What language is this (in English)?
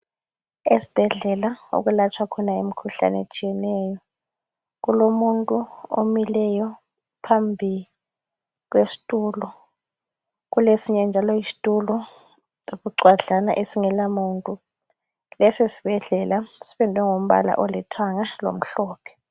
North Ndebele